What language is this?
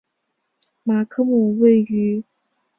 Chinese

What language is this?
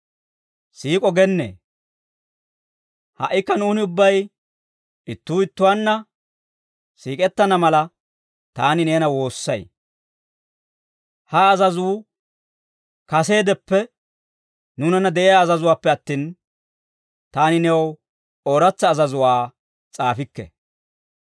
Dawro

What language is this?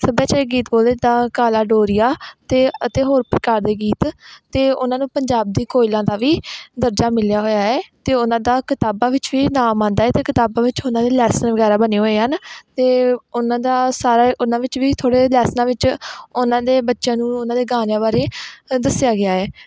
Punjabi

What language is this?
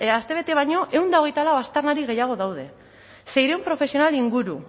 Basque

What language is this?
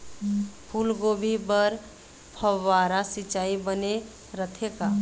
Chhattisgarhi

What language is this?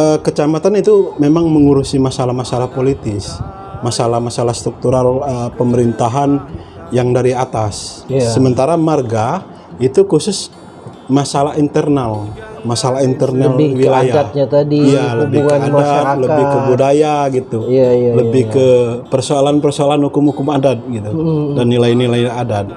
Indonesian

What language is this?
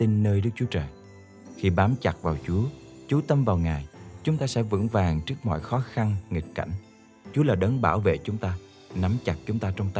Vietnamese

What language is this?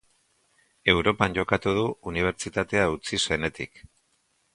Basque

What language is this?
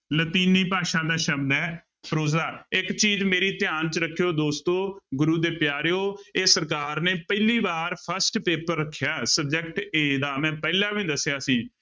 Punjabi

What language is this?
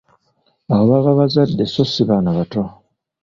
Ganda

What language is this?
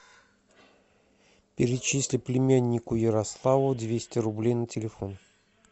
Russian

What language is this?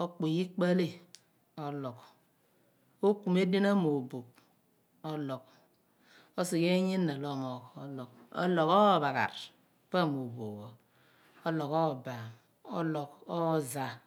Abua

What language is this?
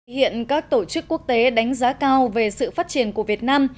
Vietnamese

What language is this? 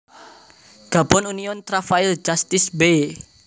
Javanese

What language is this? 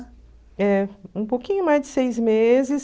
Portuguese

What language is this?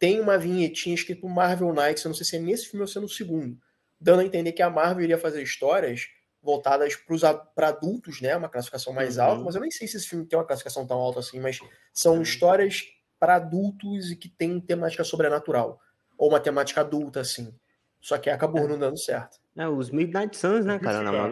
Portuguese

